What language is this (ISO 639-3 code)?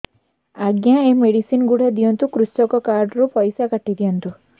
ori